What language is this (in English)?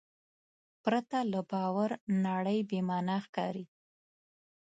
Pashto